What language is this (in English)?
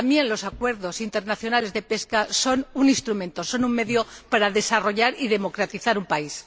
Spanish